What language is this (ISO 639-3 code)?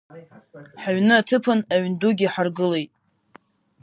abk